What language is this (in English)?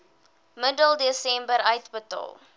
Afrikaans